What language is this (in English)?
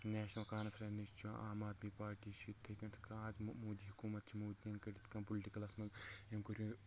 Kashmiri